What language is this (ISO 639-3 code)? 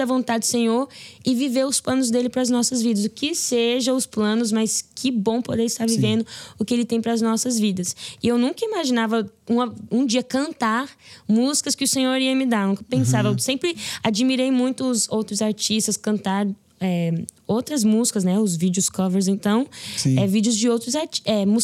por